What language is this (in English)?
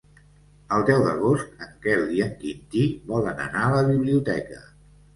Catalan